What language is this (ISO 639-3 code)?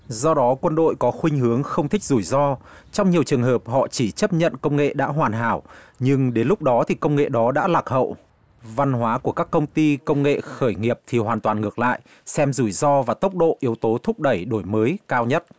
vie